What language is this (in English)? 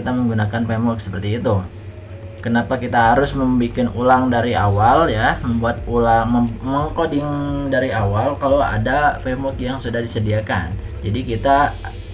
Indonesian